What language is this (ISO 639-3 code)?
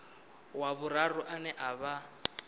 ven